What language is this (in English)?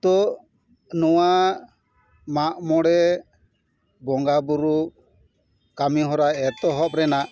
Santali